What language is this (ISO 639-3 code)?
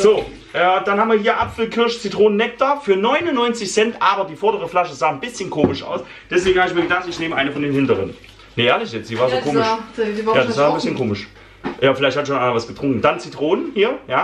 deu